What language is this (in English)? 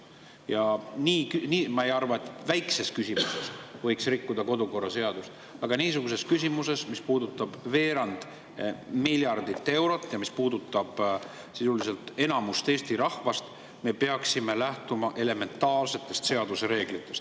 Estonian